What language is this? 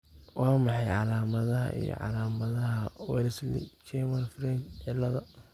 Somali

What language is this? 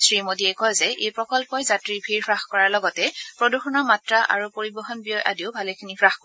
Assamese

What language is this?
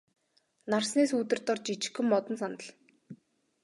Mongolian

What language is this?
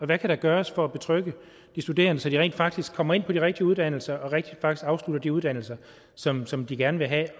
Danish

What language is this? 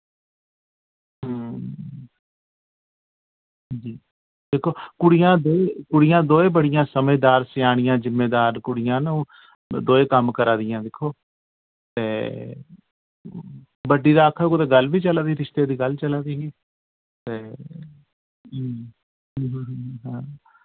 Dogri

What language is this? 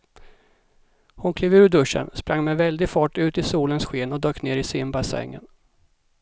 Swedish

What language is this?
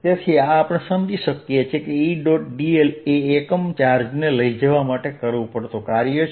Gujarati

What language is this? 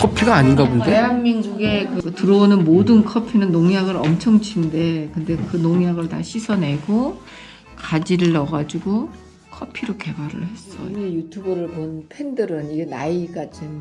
Korean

